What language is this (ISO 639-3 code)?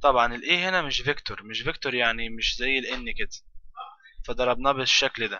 ara